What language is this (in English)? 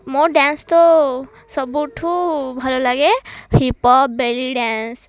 Odia